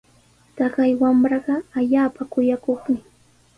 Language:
Sihuas Ancash Quechua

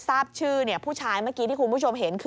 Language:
Thai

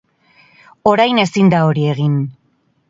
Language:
Basque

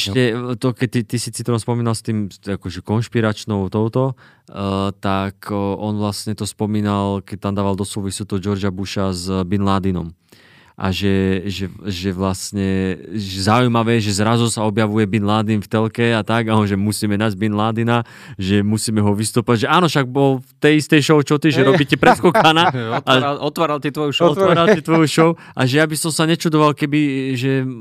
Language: Slovak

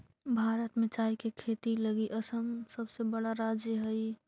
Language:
Magahi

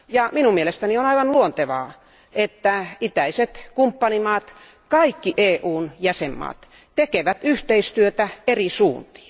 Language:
Finnish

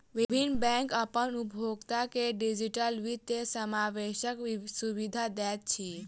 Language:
Maithili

